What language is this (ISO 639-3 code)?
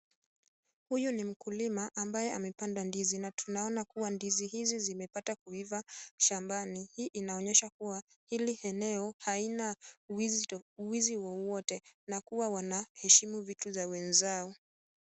swa